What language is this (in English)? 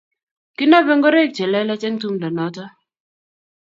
Kalenjin